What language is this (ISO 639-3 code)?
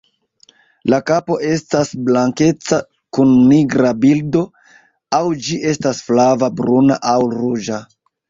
epo